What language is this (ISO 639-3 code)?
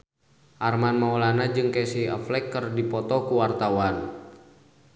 sun